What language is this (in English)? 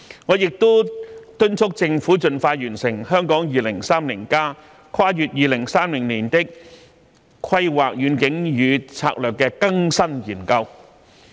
Cantonese